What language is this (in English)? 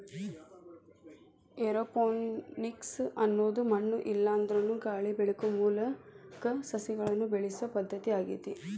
Kannada